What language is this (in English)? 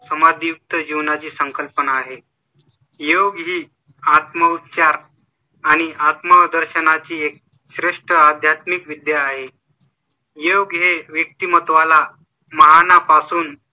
Marathi